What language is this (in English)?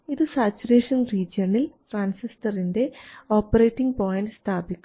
Malayalam